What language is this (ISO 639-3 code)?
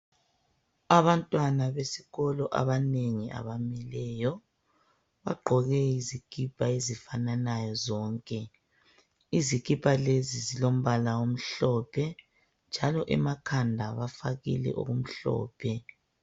nde